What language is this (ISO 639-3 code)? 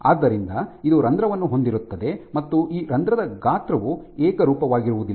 kan